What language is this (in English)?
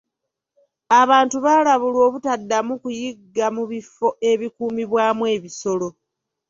Ganda